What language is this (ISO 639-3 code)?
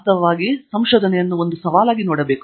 kan